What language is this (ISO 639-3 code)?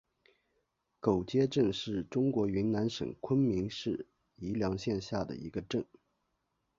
zho